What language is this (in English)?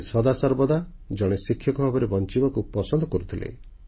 Odia